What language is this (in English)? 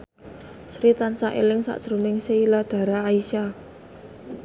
Javanese